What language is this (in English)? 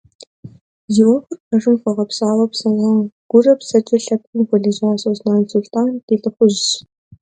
Kabardian